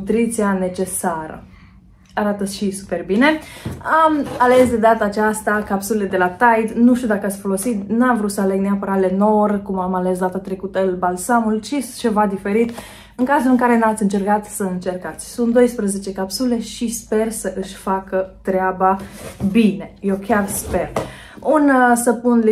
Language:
Romanian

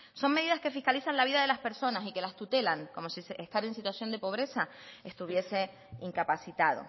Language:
Spanish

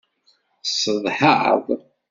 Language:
Kabyle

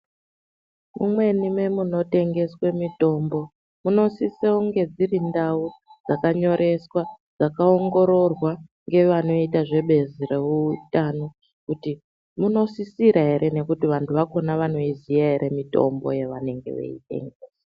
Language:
Ndau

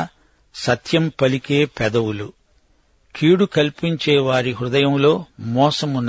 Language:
Telugu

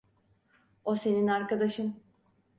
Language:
Turkish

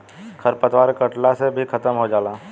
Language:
Bhojpuri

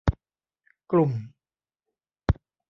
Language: Thai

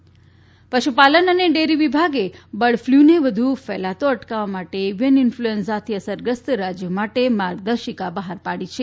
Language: Gujarati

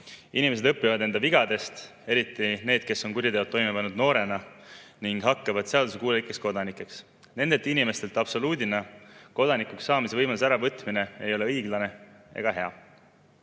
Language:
Estonian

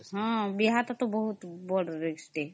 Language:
Odia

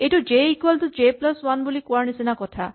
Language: Assamese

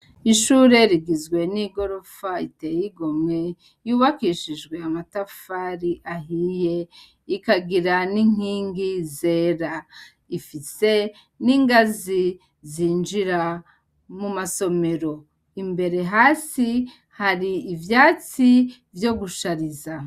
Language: Rundi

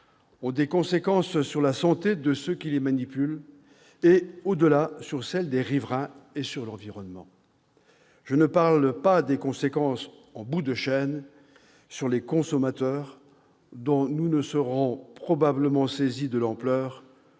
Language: French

